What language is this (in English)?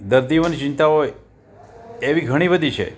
Gujarati